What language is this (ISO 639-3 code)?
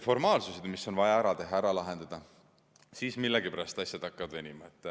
est